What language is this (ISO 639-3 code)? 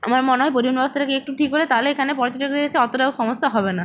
ben